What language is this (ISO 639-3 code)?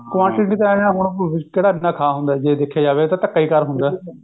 pan